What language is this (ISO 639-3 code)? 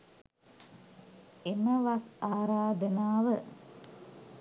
sin